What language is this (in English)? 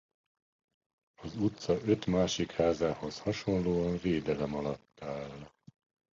Hungarian